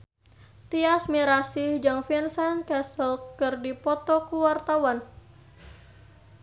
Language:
Sundanese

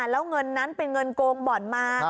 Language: Thai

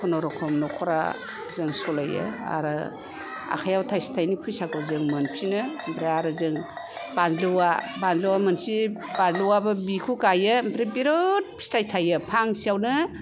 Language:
Bodo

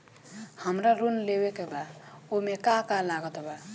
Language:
Bhojpuri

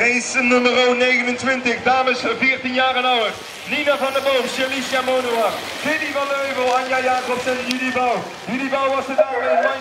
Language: Dutch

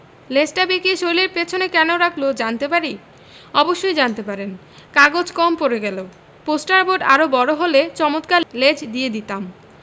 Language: Bangla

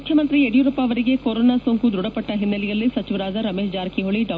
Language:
Kannada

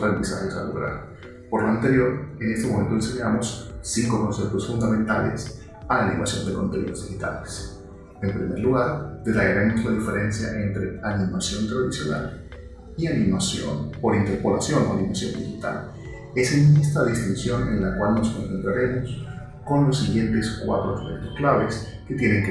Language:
Spanish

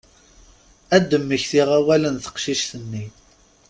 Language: Kabyle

